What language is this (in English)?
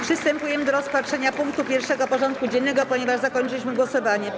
Polish